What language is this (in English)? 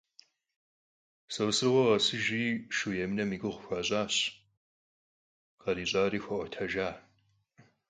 Kabardian